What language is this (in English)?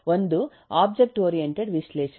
Kannada